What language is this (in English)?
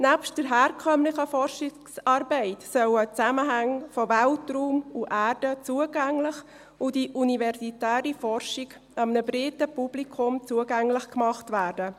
Swiss German